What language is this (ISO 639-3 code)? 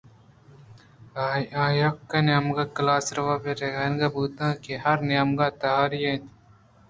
bgp